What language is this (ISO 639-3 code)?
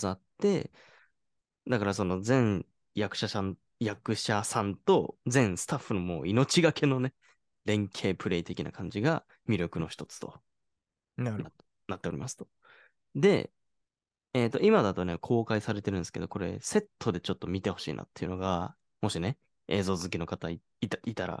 jpn